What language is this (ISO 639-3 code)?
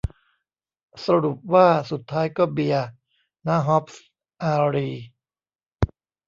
tha